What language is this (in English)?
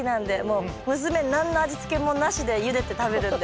Japanese